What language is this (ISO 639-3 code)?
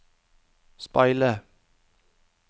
nor